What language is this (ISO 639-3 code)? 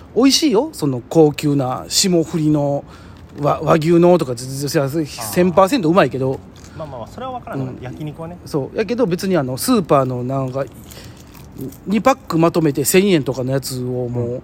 jpn